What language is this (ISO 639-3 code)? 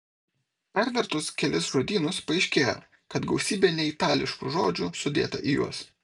lit